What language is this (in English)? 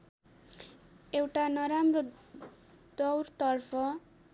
Nepali